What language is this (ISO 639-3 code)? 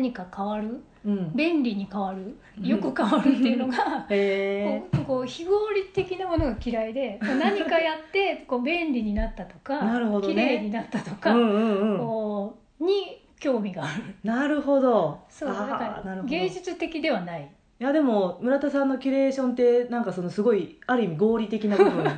jpn